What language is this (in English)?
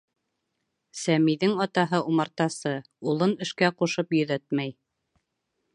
Bashkir